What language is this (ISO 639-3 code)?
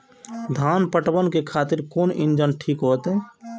mai